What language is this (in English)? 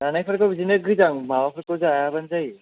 Bodo